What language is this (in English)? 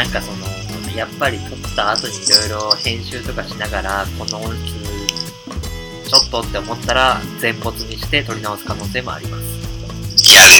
Japanese